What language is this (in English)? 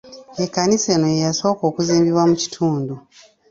Ganda